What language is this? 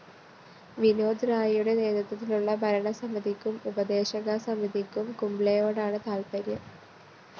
Malayalam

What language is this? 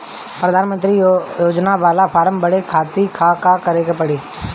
Bhojpuri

